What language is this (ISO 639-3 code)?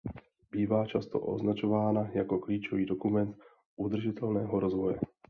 ces